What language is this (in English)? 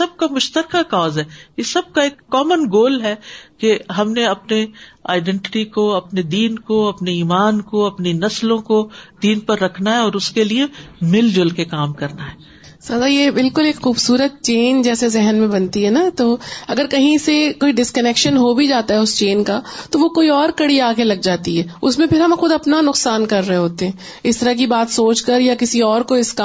Urdu